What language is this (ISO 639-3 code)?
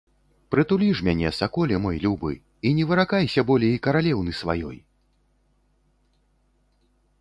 bel